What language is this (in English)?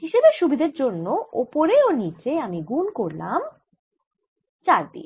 Bangla